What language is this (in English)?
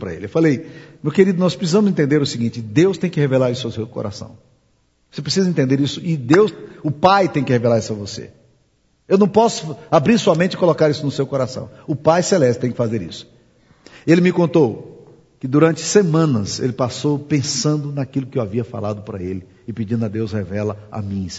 Portuguese